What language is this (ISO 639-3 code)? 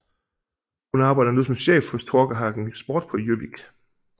dan